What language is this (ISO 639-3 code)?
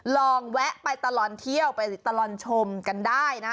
tha